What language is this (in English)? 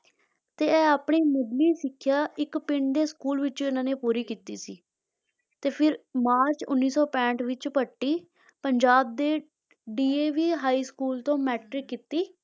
Punjabi